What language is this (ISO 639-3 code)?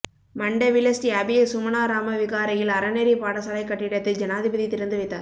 tam